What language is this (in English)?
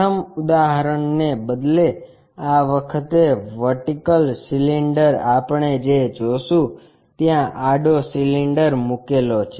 Gujarati